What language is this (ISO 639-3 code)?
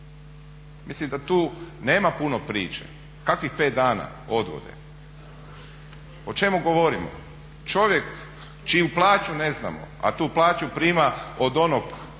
hrv